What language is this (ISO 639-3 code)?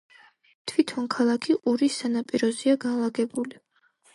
kat